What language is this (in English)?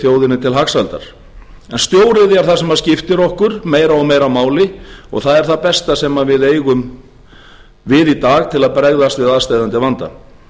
Icelandic